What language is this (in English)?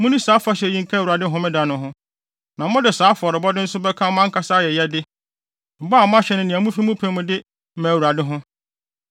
Akan